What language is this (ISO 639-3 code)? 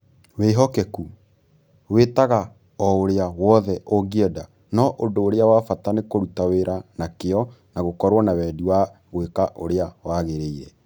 kik